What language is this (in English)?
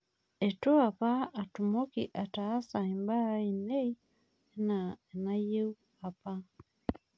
Masai